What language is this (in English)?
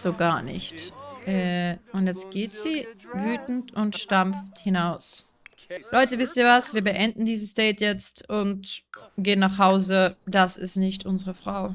German